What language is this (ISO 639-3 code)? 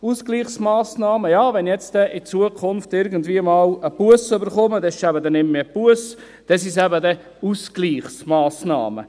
gsw